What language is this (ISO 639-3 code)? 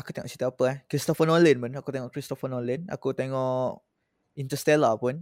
msa